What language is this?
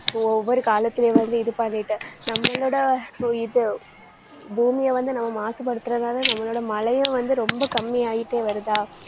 Tamil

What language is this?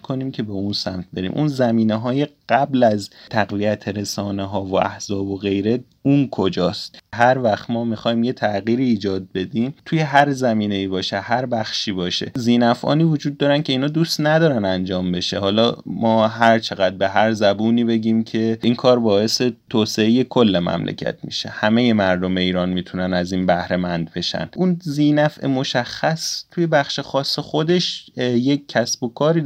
Persian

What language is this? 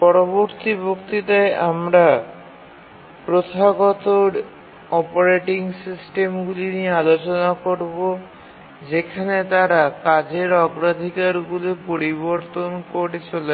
Bangla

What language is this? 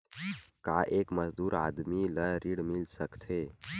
Chhattisgarhi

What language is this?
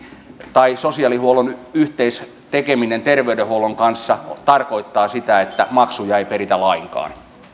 Finnish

